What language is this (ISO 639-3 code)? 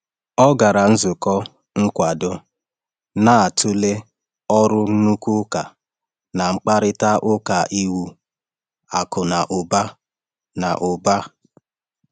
ibo